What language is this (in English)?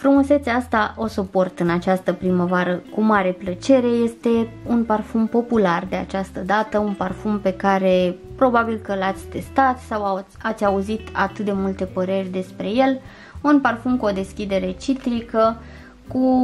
Romanian